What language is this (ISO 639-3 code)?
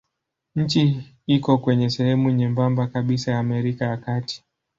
swa